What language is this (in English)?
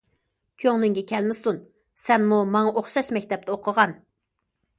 Uyghur